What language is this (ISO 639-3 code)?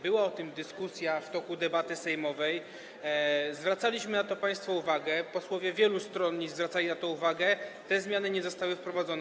pol